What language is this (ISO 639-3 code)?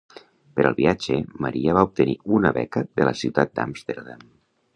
cat